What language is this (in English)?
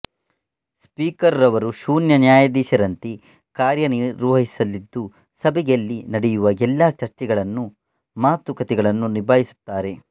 Kannada